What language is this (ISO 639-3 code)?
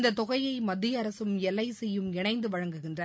tam